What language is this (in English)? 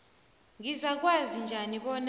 South Ndebele